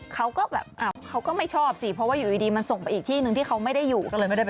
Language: Thai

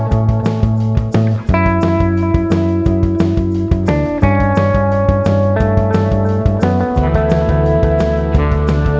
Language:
Indonesian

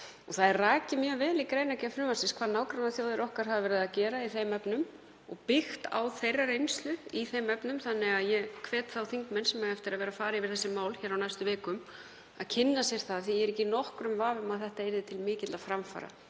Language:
Icelandic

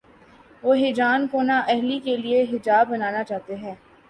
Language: Urdu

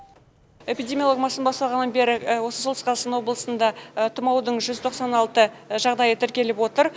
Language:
Kazakh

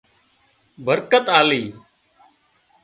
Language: Wadiyara Koli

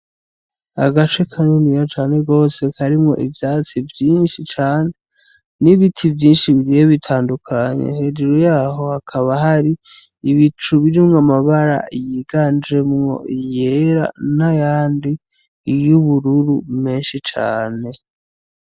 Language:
Rundi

